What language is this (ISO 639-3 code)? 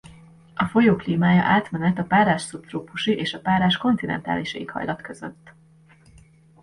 hun